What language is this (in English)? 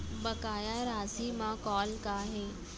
Chhattisgarhi